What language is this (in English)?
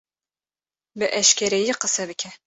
Kurdish